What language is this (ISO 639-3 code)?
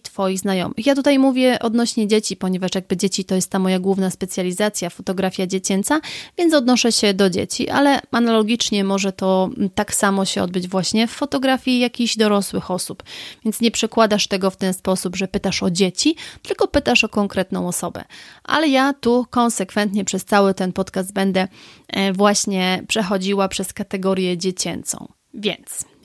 pol